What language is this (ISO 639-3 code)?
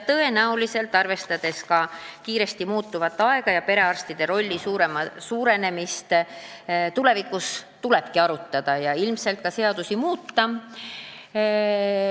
est